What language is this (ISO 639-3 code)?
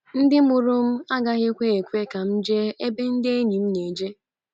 ibo